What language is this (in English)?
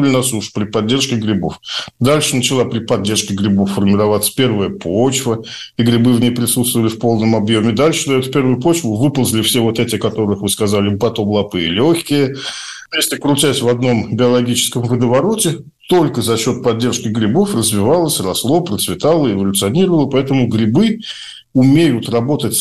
Russian